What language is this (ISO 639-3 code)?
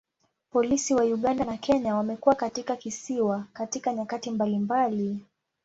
swa